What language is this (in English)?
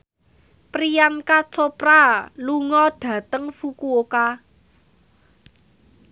Javanese